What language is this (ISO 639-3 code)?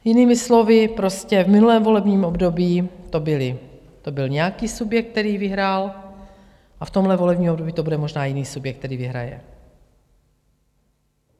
ces